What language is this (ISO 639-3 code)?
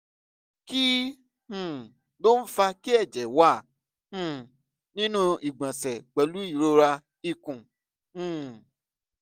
yor